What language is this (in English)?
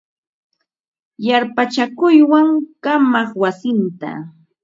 Ambo-Pasco Quechua